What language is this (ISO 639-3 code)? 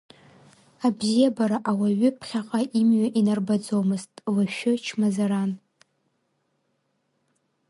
abk